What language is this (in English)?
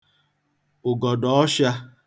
Igbo